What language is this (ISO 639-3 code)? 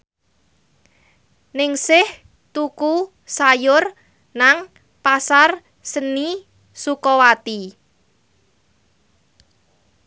jav